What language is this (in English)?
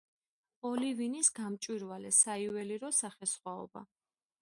Georgian